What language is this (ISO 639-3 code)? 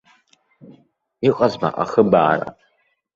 abk